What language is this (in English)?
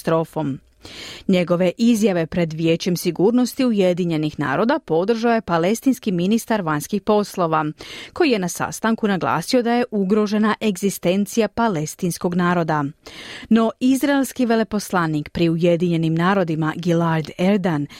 Croatian